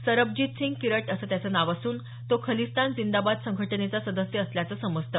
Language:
Marathi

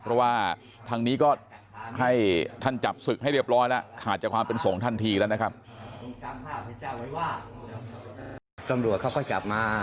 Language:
Thai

